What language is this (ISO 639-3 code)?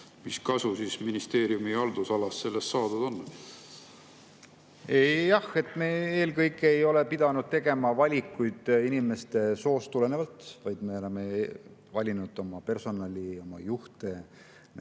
est